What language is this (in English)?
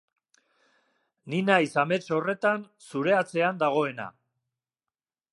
Basque